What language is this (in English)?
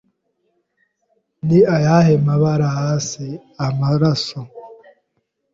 Kinyarwanda